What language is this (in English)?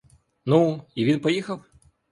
Ukrainian